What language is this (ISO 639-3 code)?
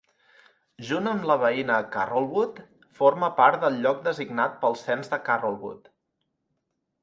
cat